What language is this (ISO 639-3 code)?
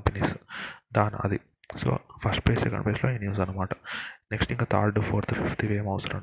tel